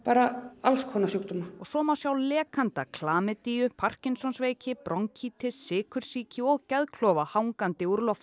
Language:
Icelandic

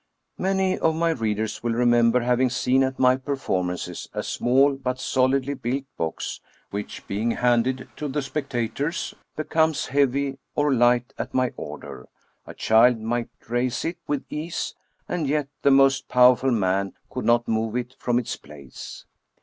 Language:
English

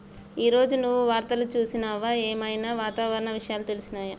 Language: Telugu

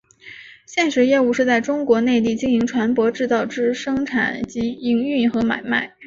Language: Chinese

